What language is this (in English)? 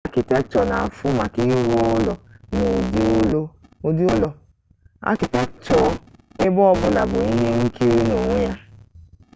Igbo